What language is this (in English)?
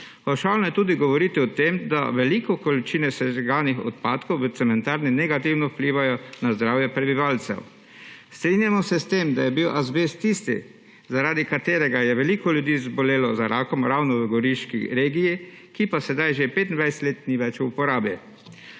Slovenian